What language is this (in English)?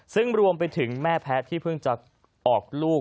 Thai